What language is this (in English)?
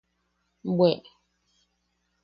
Yaqui